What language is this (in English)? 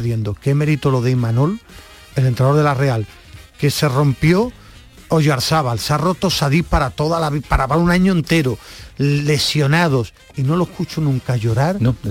Spanish